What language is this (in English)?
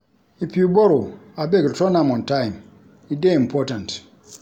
Nigerian Pidgin